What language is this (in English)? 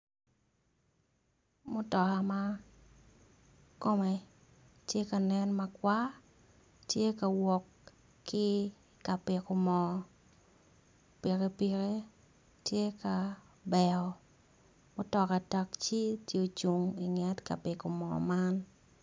Acoli